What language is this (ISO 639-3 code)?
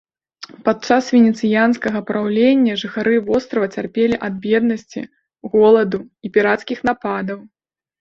bel